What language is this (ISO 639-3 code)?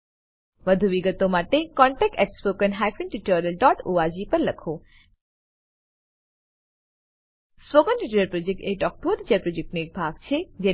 guj